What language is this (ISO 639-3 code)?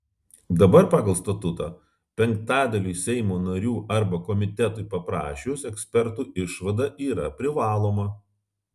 lit